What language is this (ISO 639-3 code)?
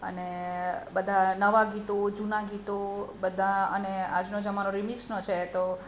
guj